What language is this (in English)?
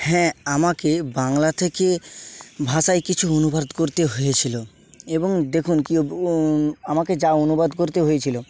Bangla